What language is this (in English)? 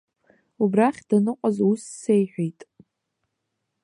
Abkhazian